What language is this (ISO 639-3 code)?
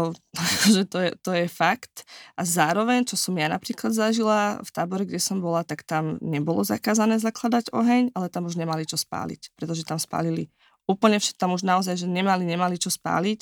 slk